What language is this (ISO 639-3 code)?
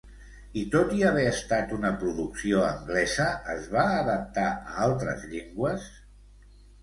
cat